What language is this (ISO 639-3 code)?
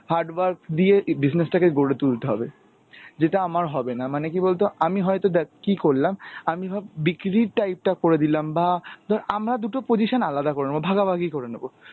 ben